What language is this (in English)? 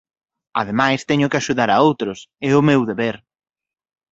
Galician